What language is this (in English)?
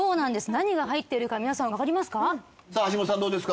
Japanese